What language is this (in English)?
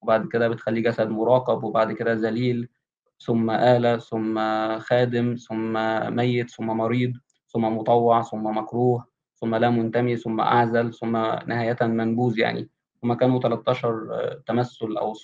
Arabic